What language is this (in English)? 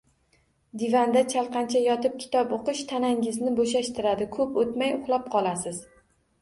Uzbek